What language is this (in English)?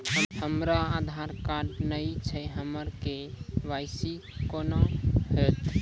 Maithili